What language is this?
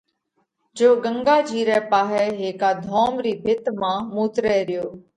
Parkari Koli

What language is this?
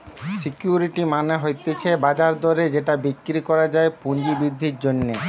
Bangla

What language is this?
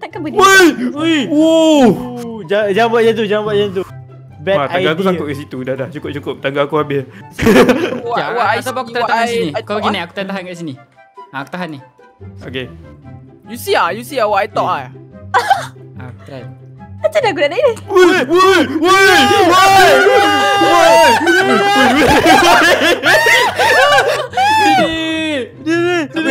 Malay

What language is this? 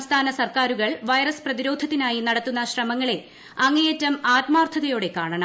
Malayalam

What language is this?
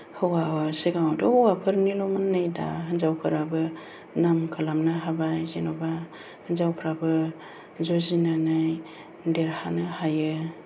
Bodo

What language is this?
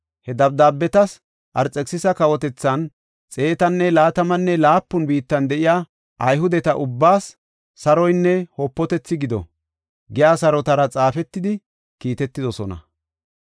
Gofa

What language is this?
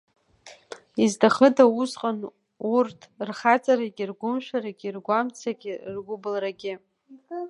Abkhazian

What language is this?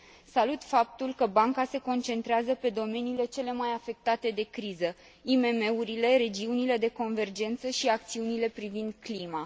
Romanian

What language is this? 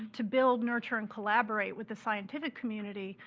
English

